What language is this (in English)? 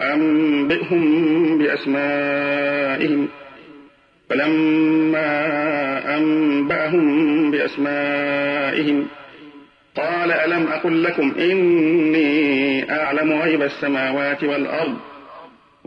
Arabic